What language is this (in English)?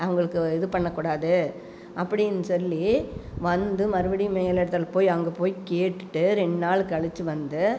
Tamil